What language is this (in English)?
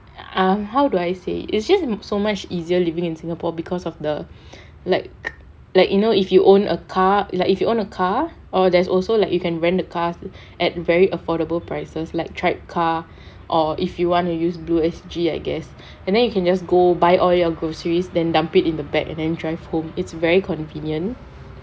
English